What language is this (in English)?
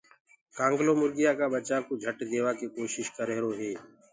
Gurgula